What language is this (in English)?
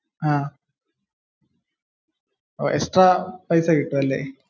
Malayalam